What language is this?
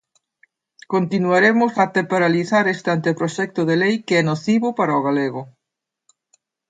Galician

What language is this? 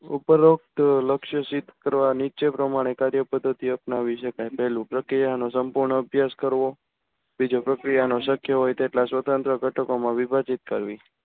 Gujarati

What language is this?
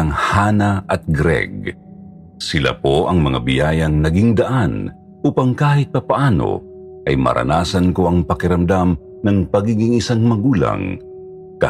Filipino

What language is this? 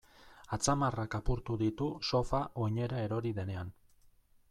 Basque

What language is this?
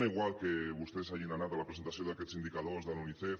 Catalan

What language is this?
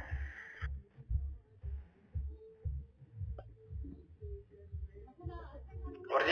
Arabic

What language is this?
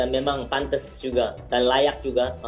Indonesian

